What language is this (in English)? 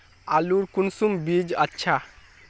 Magahi